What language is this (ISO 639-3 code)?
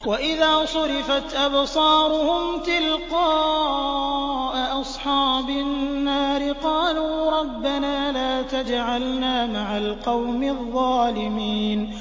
ara